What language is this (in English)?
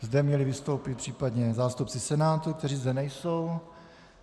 Czech